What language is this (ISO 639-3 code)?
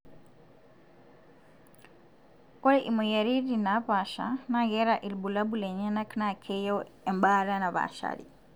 mas